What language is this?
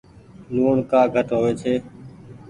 Goaria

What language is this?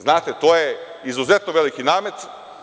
Serbian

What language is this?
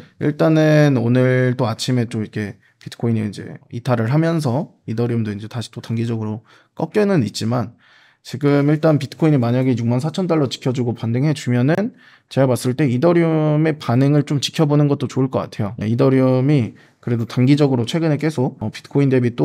Korean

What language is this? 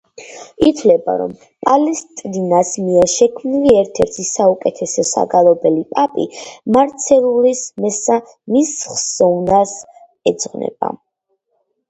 Georgian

